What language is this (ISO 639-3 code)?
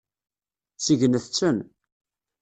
kab